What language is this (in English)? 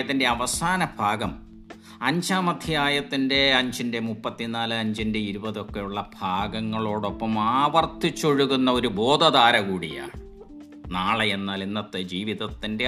Malayalam